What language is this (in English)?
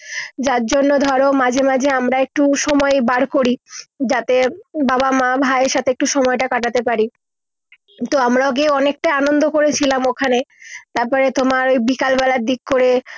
Bangla